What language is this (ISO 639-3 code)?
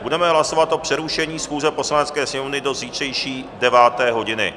ces